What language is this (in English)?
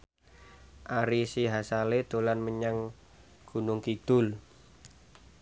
Javanese